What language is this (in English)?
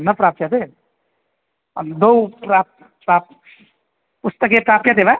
Sanskrit